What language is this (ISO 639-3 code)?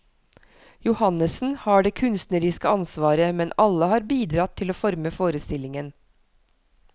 nor